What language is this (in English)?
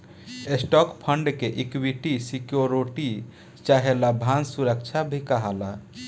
Bhojpuri